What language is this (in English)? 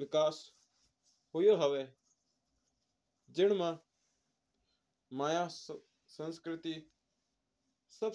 Mewari